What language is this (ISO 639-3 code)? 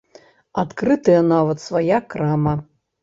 bel